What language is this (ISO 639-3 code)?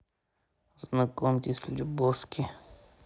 rus